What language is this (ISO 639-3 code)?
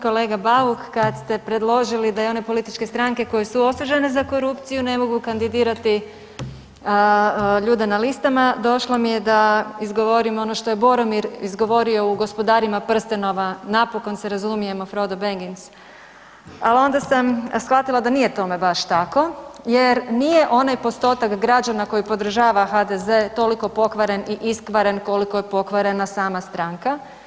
hrv